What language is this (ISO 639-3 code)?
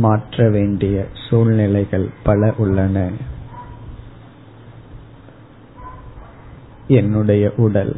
tam